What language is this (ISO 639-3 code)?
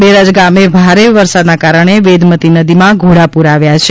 guj